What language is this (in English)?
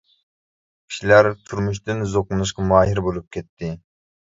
Uyghur